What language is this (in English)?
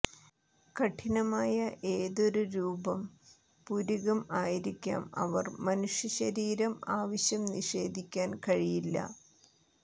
Malayalam